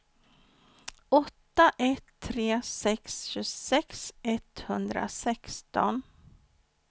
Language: Swedish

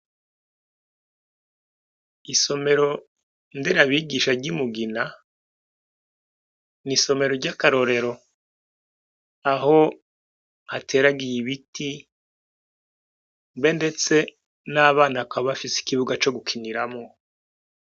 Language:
Rundi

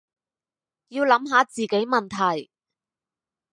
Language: Cantonese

